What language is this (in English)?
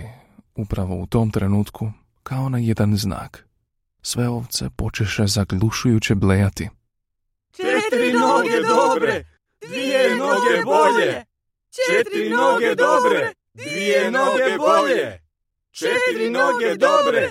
Croatian